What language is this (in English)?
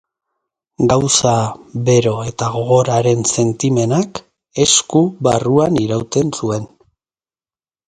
Basque